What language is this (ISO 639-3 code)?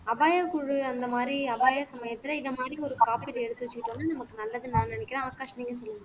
tam